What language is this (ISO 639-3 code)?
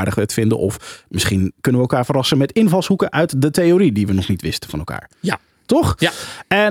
nld